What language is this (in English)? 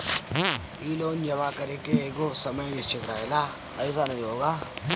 Bhojpuri